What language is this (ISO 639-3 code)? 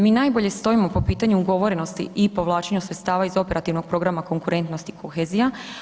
hrv